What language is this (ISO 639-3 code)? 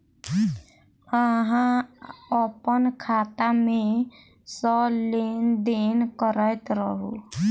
mai